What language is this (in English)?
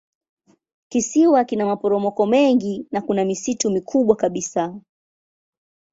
Swahili